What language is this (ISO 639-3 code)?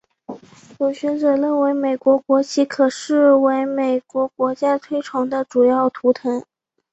zho